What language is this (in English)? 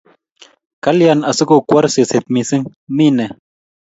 Kalenjin